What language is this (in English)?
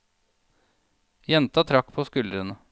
Norwegian